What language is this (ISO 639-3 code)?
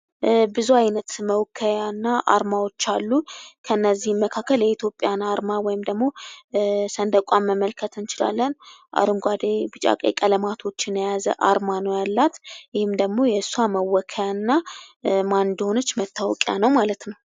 amh